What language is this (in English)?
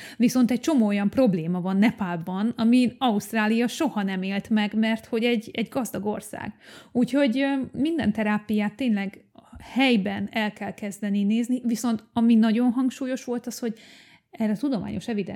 Hungarian